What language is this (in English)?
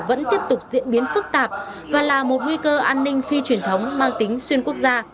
Vietnamese